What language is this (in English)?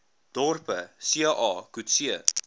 Afrikaans